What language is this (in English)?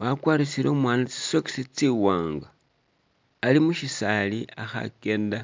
Masaaba